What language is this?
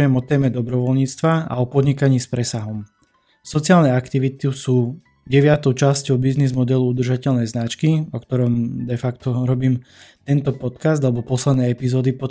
Slovak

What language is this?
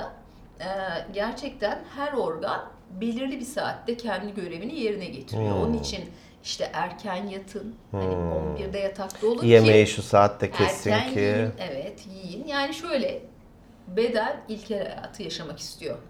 Turkish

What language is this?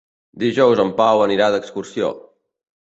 Catalan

